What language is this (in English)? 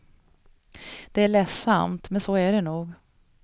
Swedish